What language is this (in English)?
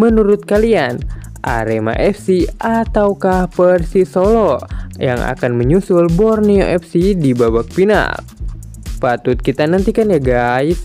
Indonesian